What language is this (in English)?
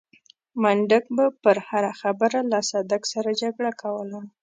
Pashto